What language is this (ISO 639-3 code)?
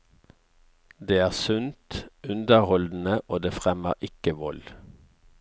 nor